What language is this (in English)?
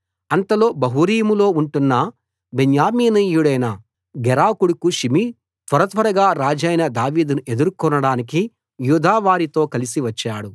Telugu